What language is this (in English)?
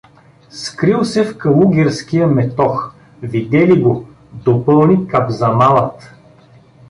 Bulgarian